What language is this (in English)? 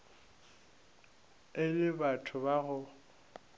Northern Sotho